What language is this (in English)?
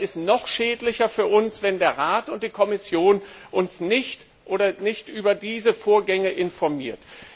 German